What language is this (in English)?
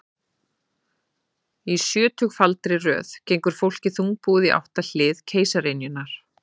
Icelandic